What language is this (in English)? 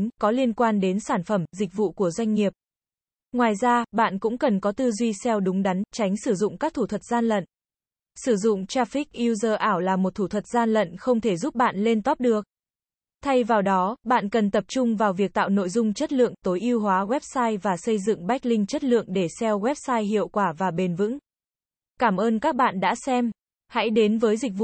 Vietnamese